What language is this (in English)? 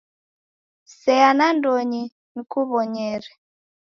Taita